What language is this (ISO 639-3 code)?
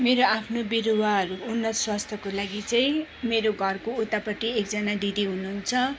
nep